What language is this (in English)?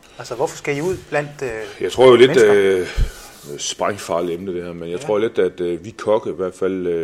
Danish